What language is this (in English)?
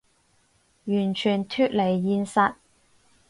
Cantonese